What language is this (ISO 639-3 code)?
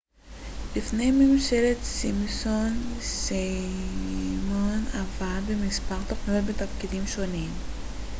heb